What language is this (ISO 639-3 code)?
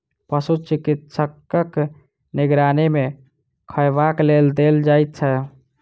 mai